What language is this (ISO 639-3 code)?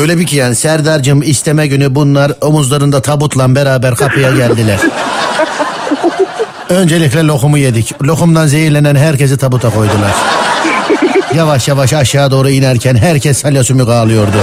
tur